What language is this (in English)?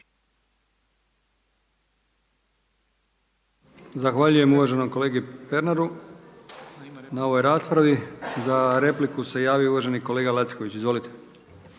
Croatian